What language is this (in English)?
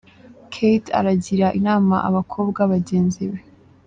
Kinyarwanda